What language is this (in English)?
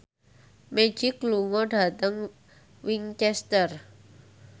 Javanese